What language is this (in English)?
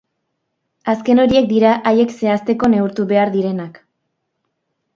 Basque